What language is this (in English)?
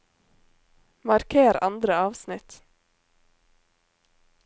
Norwegian